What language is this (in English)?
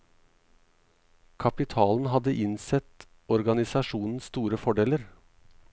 Norwegian